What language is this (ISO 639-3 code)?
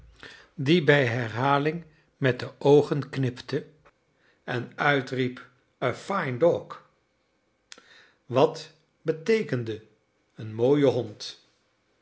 nld